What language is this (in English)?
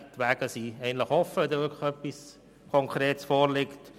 Swiss German